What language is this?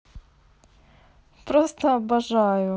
Russian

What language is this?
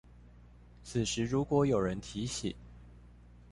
Chinese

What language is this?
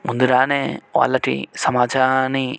Telugu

